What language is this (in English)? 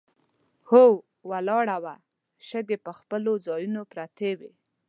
Pashto